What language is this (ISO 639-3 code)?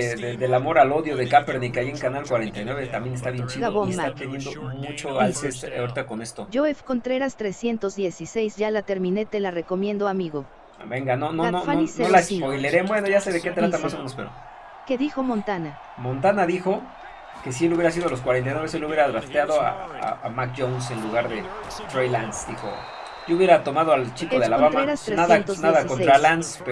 spa